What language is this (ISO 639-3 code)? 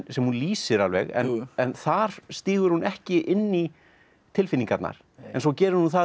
isl